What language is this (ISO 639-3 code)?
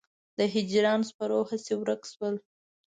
pus